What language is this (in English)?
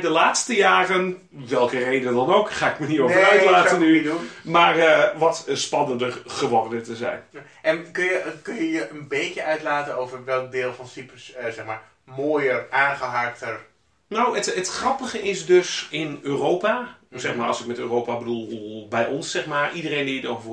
Dutch